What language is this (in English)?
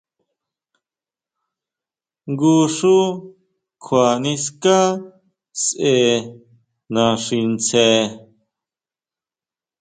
Huautla Mazatec